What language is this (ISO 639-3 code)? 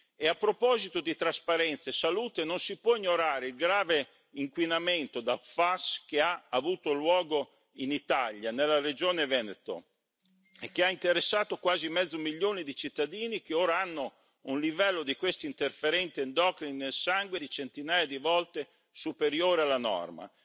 ita